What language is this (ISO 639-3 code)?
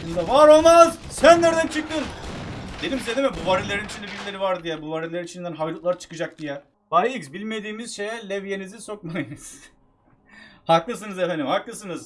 tur